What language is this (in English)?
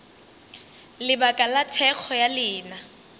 Northern Sotho